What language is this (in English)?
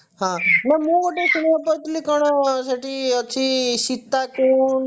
Odia